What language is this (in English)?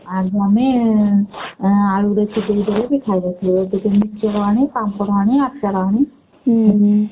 Odia